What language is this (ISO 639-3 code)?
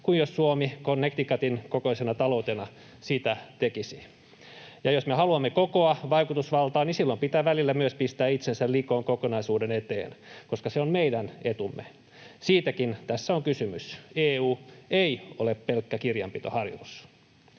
fin